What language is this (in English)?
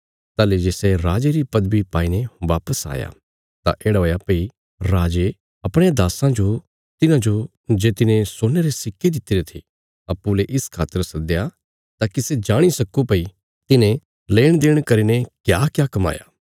Bilaspuri